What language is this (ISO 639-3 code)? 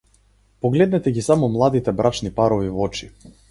mkd